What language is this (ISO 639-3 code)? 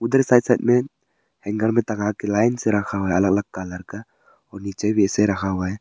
hin